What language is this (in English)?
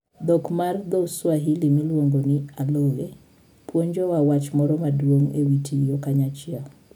Luo (Kenya and Tanzania)